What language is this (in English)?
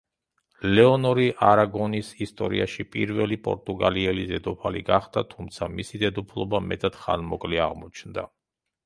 Georgian